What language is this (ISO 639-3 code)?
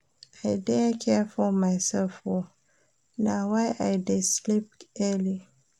pcm